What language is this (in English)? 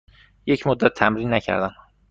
Persian